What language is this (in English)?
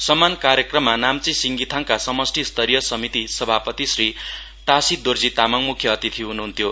Nepali